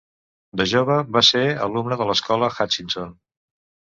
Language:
Catalan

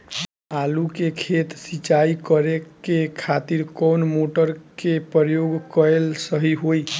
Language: Bhojpuri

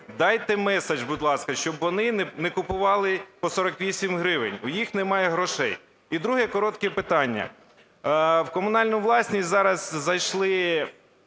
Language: Ukrainian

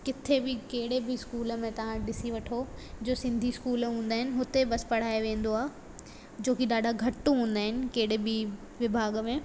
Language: Sindhi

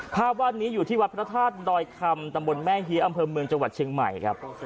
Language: Thai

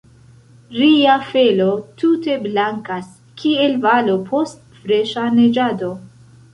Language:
Esperanto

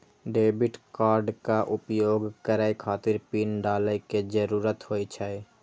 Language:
Maithili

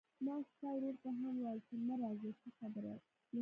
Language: Pashto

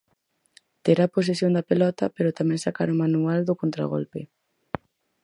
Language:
Galician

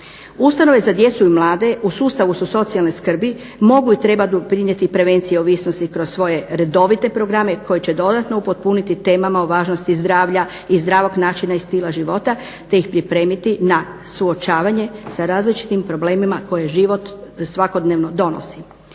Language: Croatian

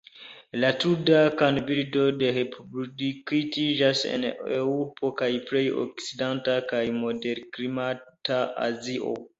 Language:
Esperanto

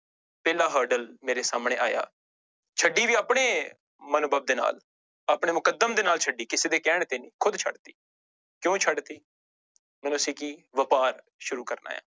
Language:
Punjabi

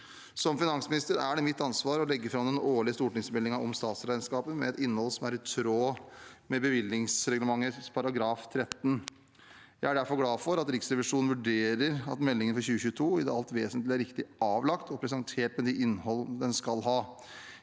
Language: Norwegian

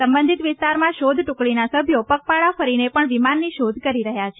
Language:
Gujarati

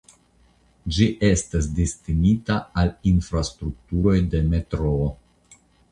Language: Esperanto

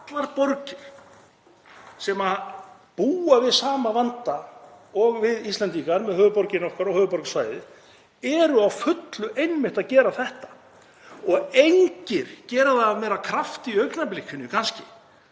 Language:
Icelandic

